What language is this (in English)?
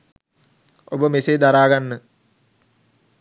Sinhala